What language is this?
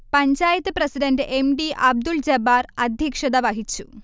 Malayalam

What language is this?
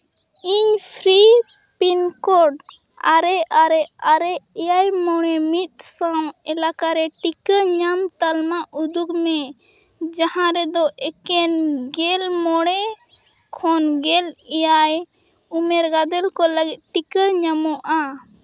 Santali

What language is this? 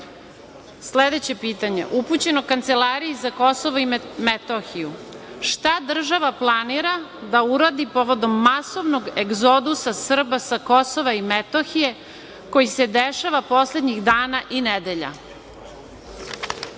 Serbian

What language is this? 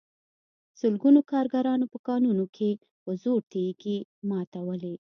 Pashto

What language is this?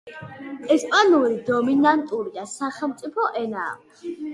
Georgian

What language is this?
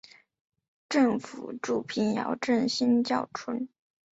Chinese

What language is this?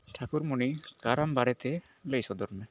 Santali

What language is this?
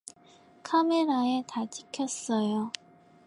Korean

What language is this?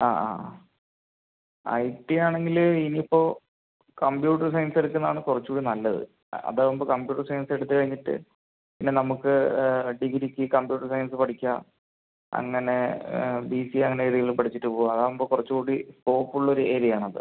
Malayalam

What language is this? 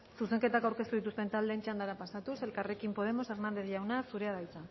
Basque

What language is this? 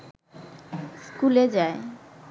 Bangla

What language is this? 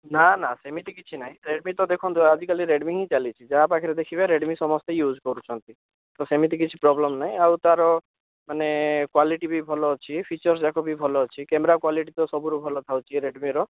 Odia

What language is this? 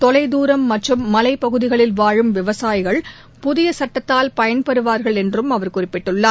Tamil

